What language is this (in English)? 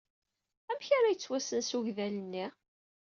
Kabyle